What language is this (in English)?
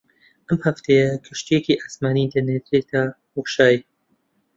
Central Kurdish